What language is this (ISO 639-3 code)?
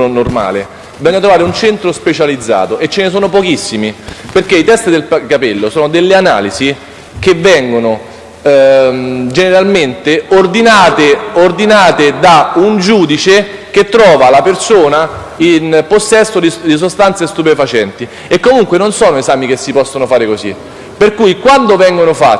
ita